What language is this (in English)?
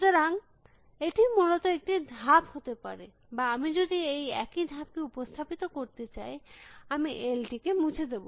Bangla